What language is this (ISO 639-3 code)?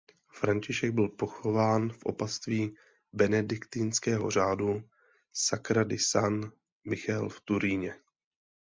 ces